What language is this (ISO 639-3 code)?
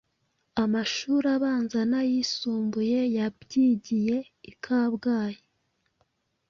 kin